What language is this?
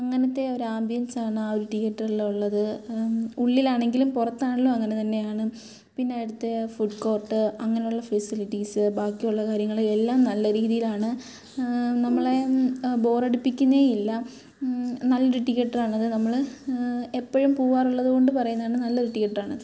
Malayalam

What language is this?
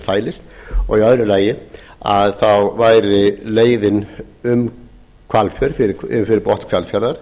Icelandic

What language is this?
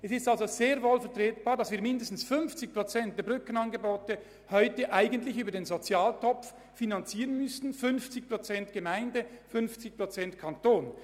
Swiss German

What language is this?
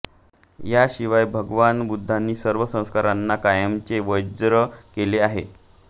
Marathi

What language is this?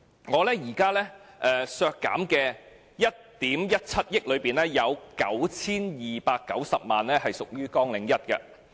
Cantonese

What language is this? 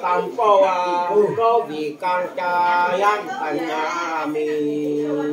Thai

